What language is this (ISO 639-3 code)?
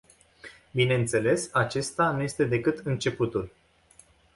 ron